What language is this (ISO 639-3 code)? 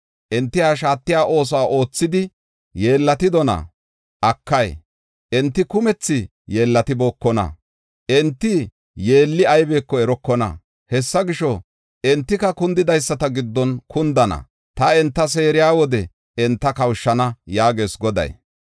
gof